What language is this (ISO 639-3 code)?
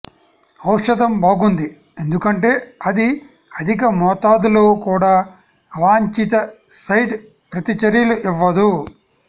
tel